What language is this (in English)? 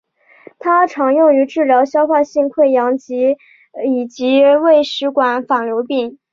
Chinese